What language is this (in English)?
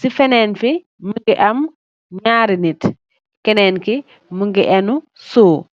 Wolof